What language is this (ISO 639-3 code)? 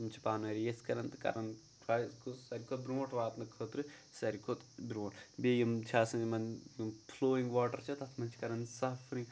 kas